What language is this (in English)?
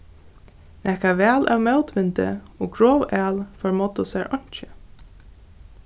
Faroese